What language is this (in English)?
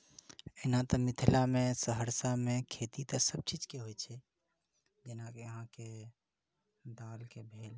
Maithili